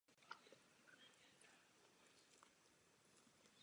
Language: Czech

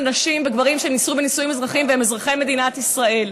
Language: Hebrew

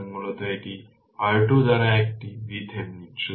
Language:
Bangla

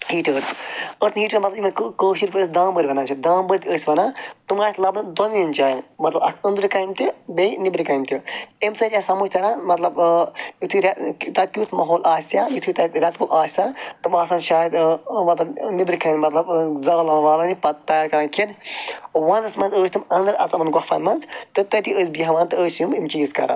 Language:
Kashmiri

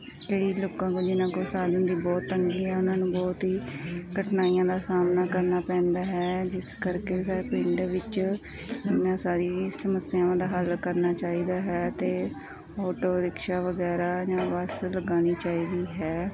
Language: Punjabi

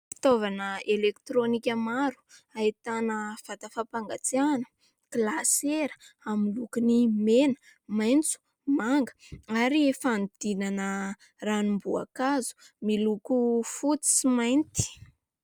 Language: Malagasy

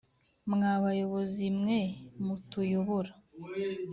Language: Kinyarwanda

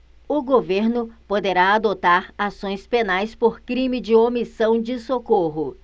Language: Portuguese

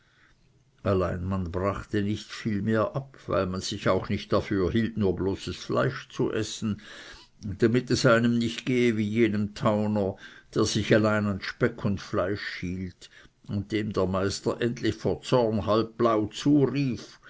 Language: German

